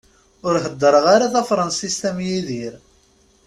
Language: Kabyle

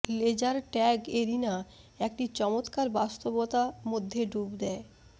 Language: Bangla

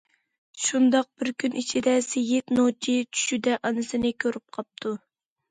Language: Uyghur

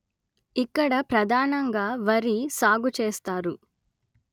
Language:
Telugu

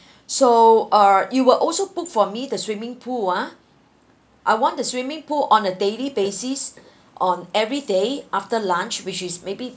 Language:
English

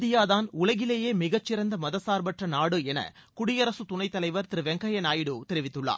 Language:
Tamil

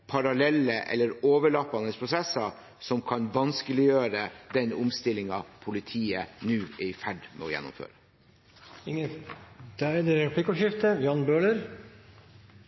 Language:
Norwegian Bokmål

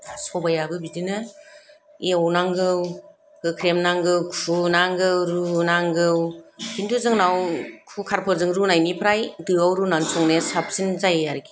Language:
Bodo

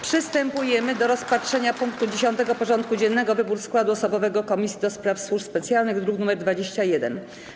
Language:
Polish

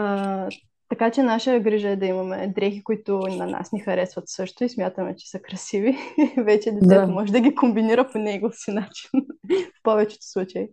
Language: Bulgarian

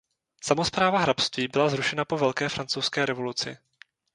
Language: Czech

